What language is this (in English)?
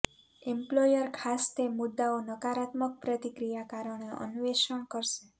Gujarati